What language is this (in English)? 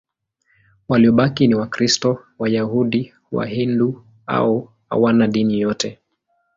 Swahili